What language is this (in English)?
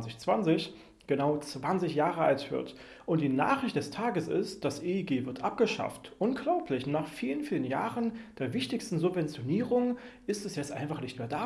German